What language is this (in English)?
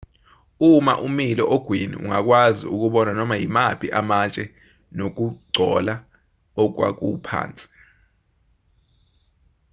Zulu